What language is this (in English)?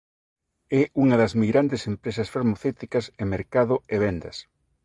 Galician